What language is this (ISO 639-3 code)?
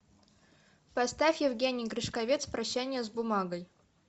rus